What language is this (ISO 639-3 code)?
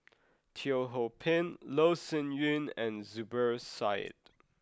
eng